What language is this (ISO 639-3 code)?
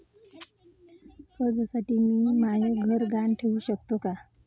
mar